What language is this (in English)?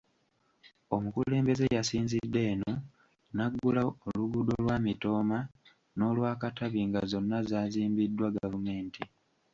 Ganda